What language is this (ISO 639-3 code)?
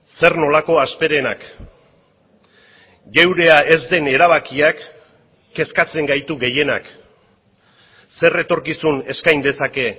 eus